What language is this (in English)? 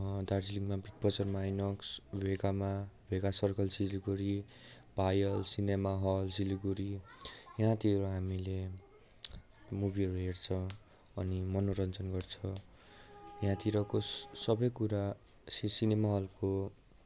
Nepali